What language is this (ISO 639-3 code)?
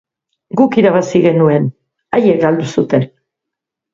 eus